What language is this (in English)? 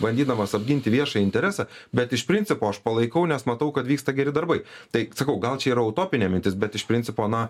Lithuanian